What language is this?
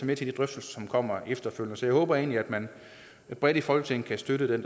Danish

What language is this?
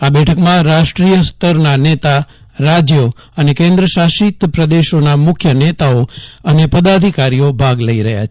Gujarati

